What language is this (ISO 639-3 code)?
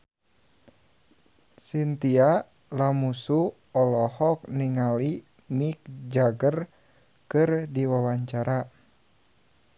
sun